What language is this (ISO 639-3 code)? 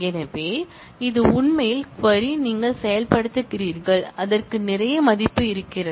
tam